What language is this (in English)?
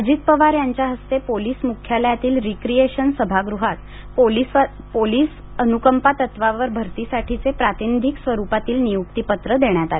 Marathi